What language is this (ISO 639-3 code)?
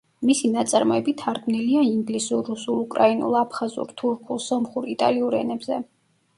kat